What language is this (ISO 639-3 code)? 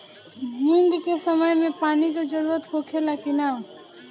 bho